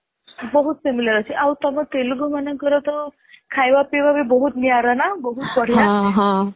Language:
Odia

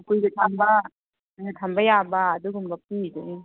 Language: Manipuri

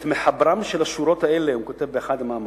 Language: Hebrew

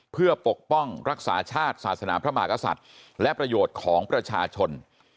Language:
Thai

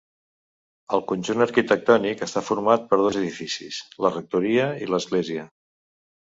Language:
Catalan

